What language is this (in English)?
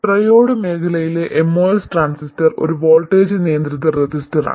Malayalam